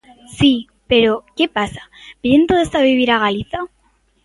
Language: Galician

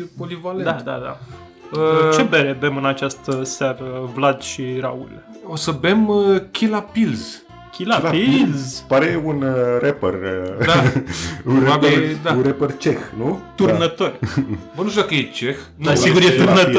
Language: Romanian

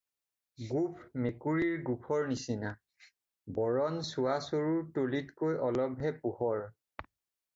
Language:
Assamese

